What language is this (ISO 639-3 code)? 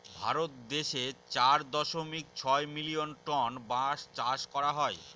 ben